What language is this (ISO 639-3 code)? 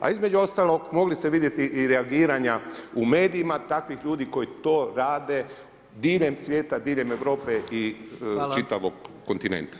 hrv